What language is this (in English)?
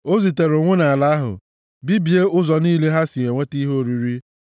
Igbo